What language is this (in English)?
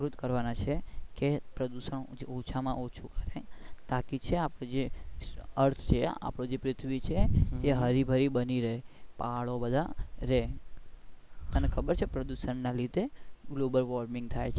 Gujarati